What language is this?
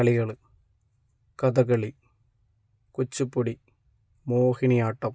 Malayalam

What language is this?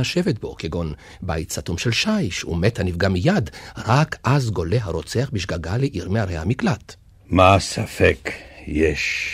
Hebrew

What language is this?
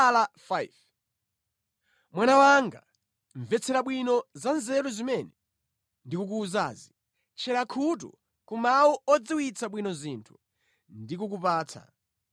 Nyanja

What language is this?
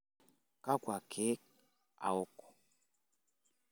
Masai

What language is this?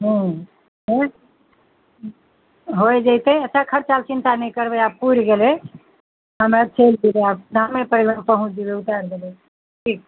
Maithili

